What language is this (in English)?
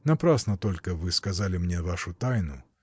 Russian